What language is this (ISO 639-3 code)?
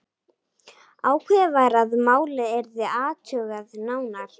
isl